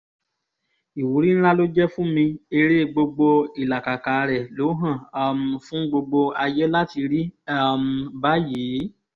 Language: Yoruba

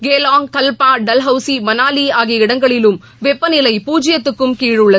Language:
Tamil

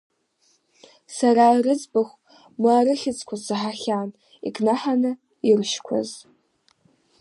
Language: Abkhazian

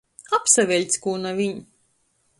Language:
Latgalian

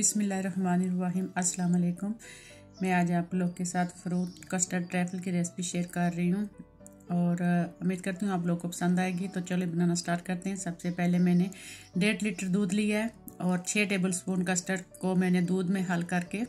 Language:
Hindi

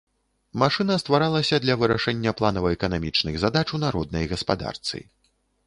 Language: Belarusian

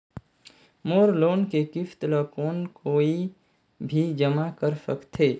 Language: Chhattisgarhi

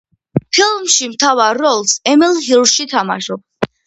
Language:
Georgian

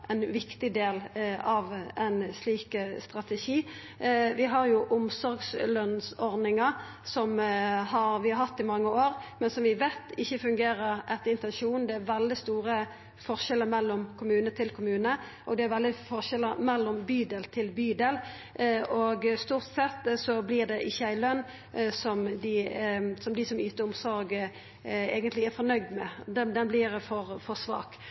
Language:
Norwegian Nynorsk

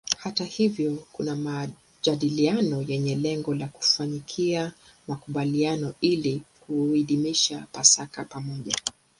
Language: Swahili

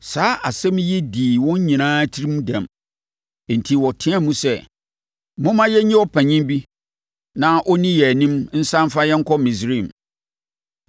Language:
Akan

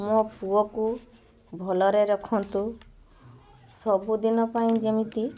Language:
Odia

